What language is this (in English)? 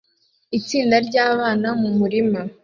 Kinyarwanda